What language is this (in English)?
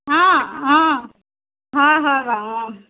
Assamese